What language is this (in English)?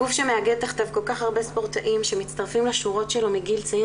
Hebrew